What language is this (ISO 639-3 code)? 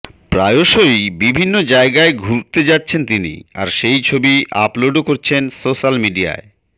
ben